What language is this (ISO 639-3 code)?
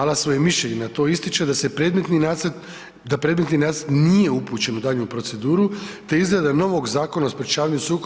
hrv